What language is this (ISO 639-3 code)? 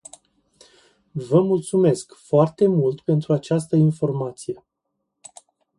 ron